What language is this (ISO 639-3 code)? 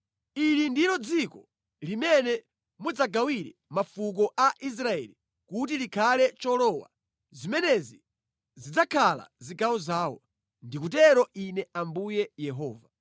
nya